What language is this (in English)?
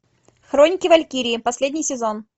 Russian